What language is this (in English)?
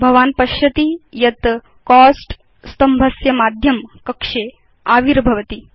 Sanskrit